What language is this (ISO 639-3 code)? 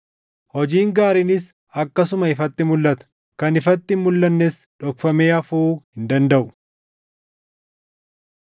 orm